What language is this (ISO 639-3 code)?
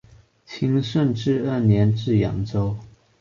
zho